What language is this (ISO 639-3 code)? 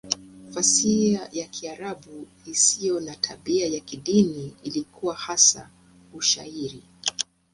swa